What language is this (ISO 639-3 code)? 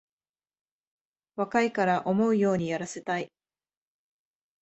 jpn